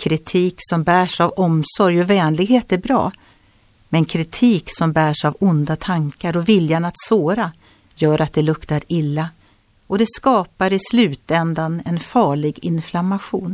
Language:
Swedish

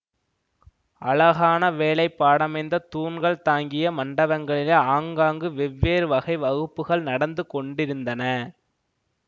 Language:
Tamil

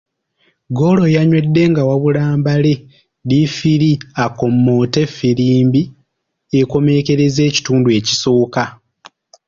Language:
Ganda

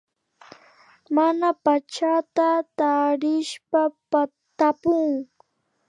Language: Imbabura Highland Quichua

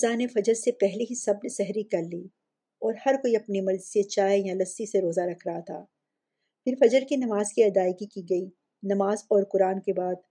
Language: Urdu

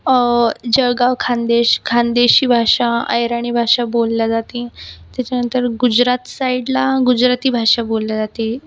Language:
Marathi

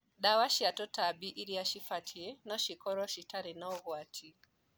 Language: Kikuyu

